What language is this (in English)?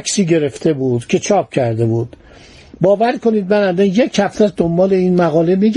Persian